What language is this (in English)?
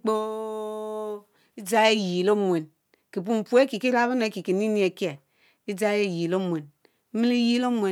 Mbe